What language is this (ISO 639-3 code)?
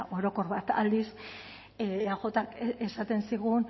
eus